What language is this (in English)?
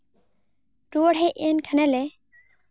Santali